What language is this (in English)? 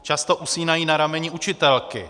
Czech